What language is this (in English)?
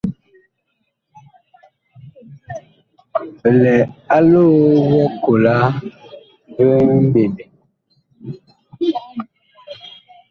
Bakoko